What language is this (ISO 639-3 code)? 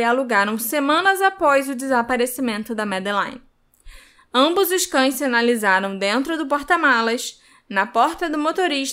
por